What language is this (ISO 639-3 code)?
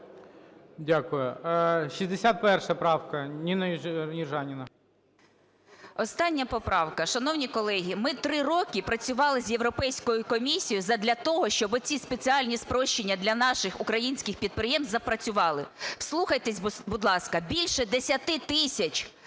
ukr